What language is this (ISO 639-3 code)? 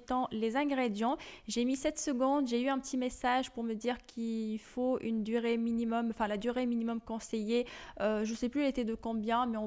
fra